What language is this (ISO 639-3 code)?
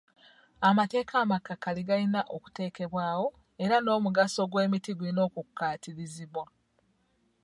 lug